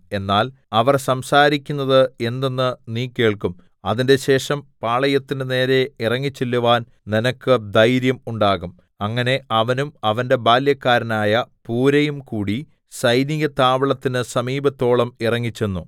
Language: Malayalam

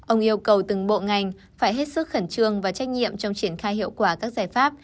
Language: Vietnamese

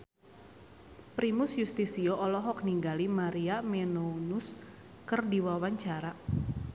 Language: Sundanese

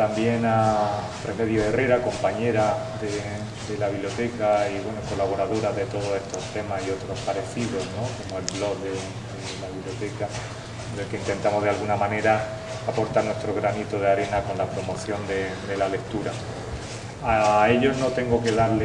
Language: Spanish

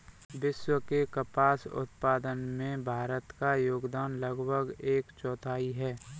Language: Hindi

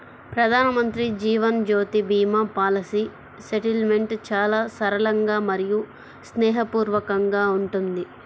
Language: Telugu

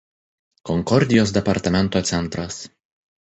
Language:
Lithuanian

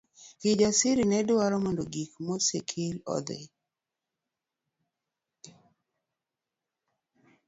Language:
Luo (Kenya and Tanzania)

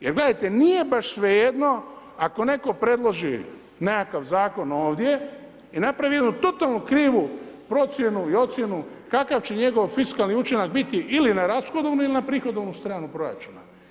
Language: Croatian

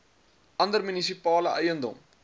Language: Afrikaans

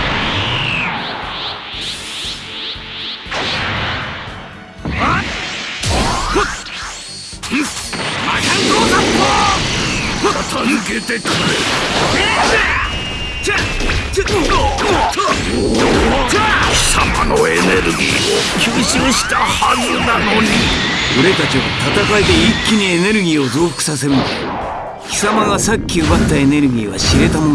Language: Japanese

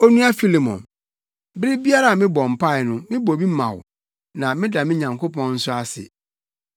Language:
Akan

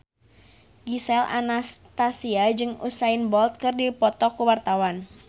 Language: Sundanese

